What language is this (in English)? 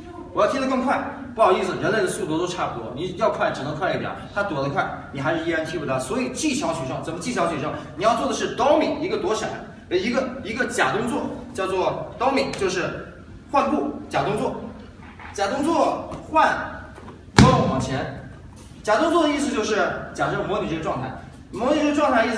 Chinese